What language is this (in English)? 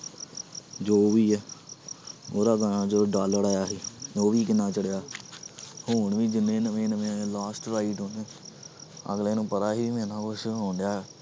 Punjabi